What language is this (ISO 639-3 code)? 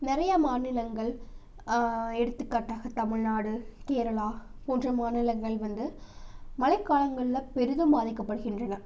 tam